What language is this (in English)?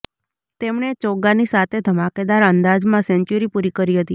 Gujarati